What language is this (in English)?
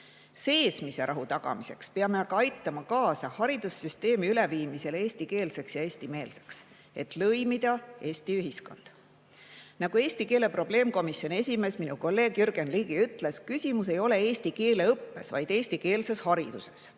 Estonian